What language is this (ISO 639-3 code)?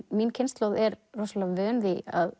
isl